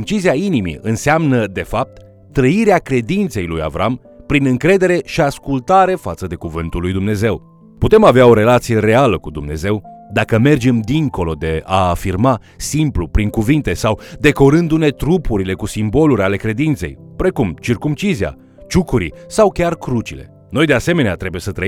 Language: Romanian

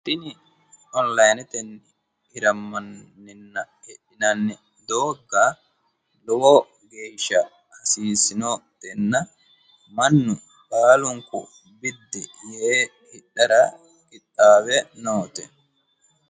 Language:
Sidamo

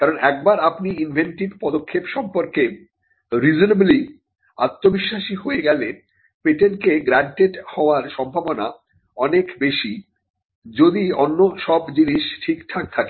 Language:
Bangla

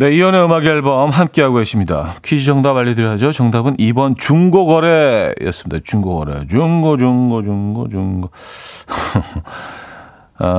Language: Korean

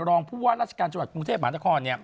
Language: Thai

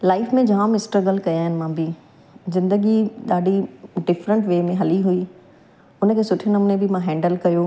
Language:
Sindhi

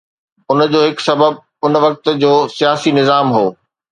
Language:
Sindhi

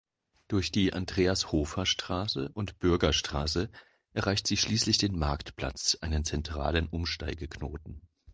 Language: German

